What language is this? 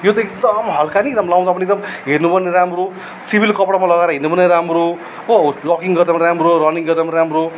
Nepali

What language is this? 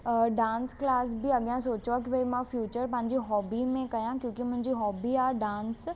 Sindhi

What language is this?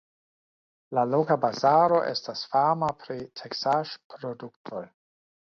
Esperanto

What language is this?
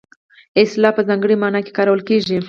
Pashto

